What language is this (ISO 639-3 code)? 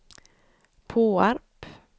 swe